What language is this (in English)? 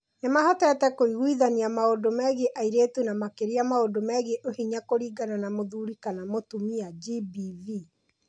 Kikuyu